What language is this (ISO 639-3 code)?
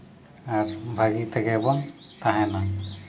sat